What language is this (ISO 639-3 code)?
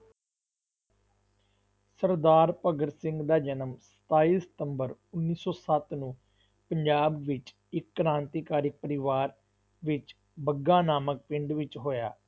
pan